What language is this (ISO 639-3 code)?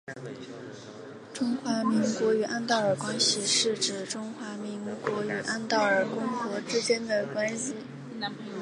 zho